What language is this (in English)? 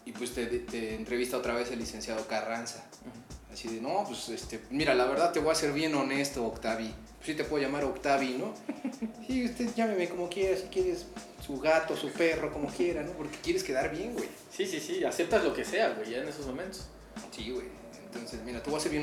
Spanish